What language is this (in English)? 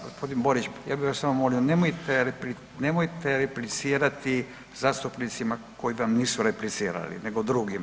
Croatian